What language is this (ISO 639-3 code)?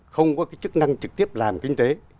vie